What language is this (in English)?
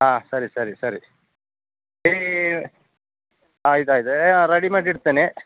Kannada